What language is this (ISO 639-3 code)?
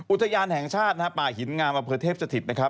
tha